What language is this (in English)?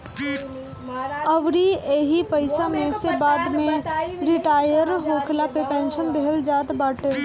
Bhojpuri